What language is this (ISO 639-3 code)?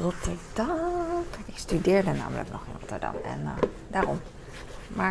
nld